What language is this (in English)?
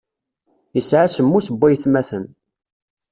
Kabyle